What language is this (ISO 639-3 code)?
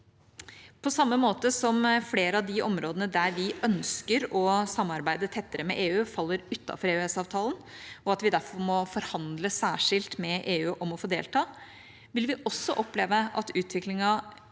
nor